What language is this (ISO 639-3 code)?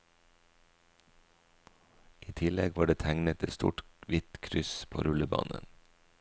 nor